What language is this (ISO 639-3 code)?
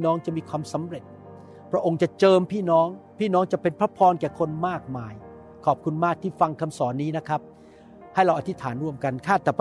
tha